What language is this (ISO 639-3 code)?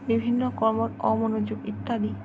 asm